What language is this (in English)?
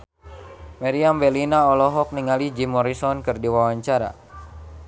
Sundanese